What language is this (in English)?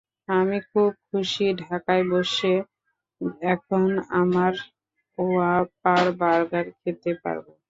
Bangla